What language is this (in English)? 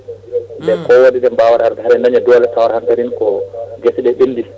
Fula